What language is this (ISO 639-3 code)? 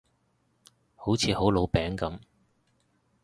yue